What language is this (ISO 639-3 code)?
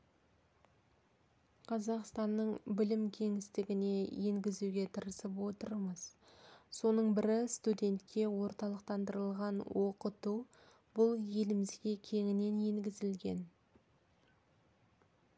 kaz